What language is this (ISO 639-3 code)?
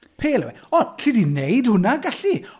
cym